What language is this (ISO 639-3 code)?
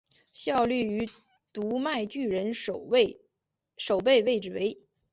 zho